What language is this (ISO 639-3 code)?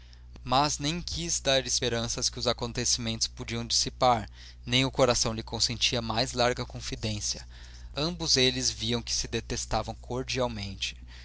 por